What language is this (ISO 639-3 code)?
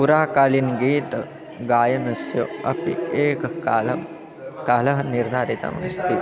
san